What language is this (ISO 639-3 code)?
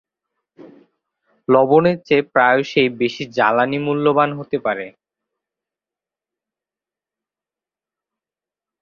ben